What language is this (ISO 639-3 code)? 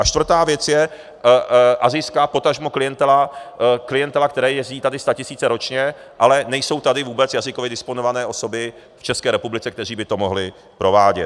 ces